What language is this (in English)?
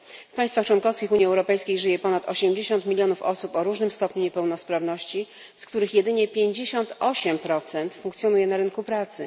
Polish